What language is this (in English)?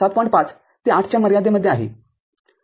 Marathi